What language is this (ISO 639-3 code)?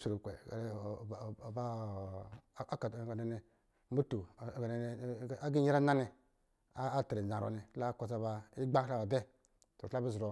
mgi